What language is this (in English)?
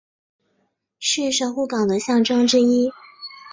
Chinese